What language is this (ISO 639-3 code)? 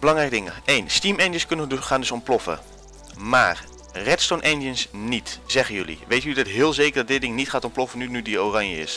nld